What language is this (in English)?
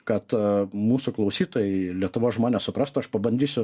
Lithuanian